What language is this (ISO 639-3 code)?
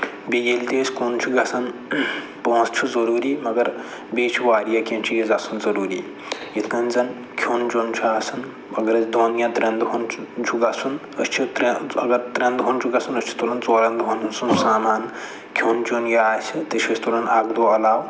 kas